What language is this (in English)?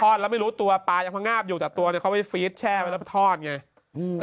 Thai